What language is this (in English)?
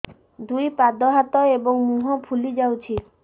Odia